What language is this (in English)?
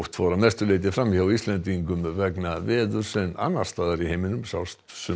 Icelandic